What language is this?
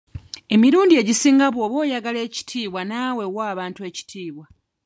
Ganda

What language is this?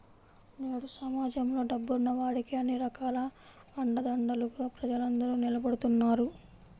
Telugu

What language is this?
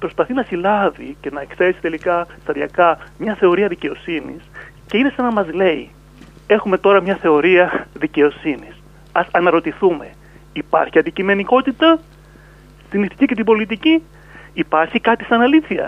Greek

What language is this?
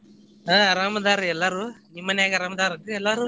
Kannada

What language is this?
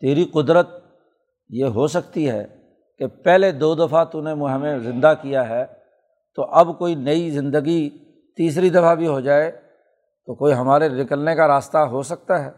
Urdu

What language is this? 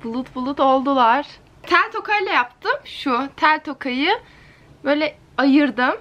Turkish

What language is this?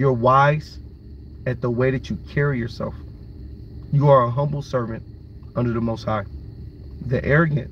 English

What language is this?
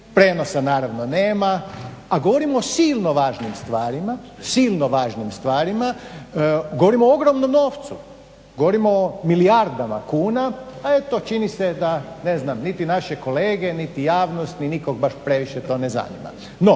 Croatian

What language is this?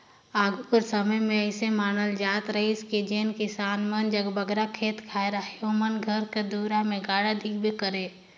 Chhattisgarhi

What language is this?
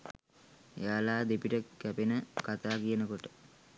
Sinhala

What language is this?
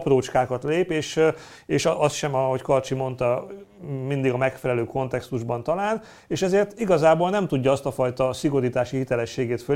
Hungarian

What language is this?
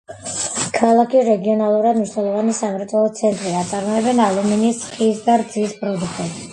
Georgian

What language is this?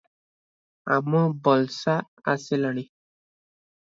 Odia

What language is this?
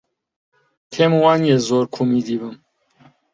Central Kurdish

